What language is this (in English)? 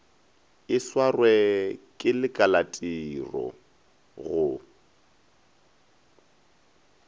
Northern Sotho